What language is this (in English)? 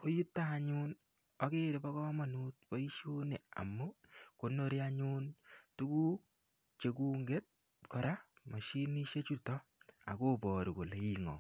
Kalenjin